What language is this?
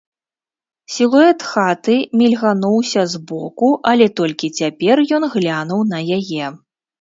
Belarusian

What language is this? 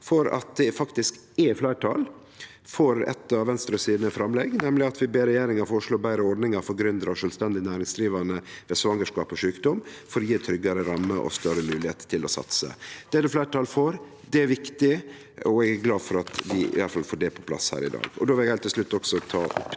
Norwegian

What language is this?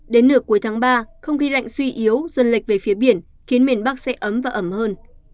Vietnamese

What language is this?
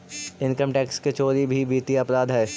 Magahi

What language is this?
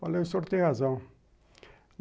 Portuguese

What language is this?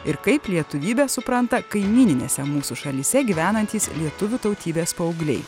Lithuanian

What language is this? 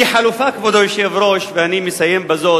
Hebrew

